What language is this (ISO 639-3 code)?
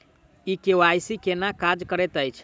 mai